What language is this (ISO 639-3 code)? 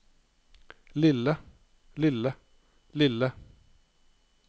nor